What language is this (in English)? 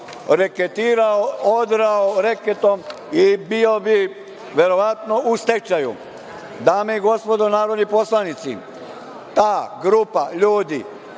Serbian